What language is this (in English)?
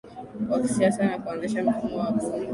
Swahili